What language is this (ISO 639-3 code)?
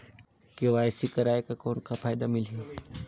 hne